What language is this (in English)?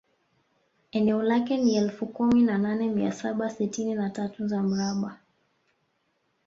Swahili